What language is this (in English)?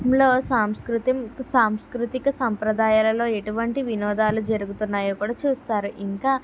Telugu